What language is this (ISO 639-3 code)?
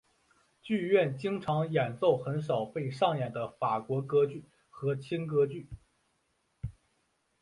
zho